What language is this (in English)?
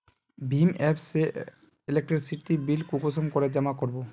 Magahi